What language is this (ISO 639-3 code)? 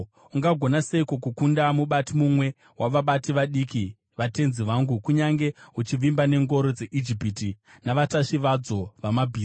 sna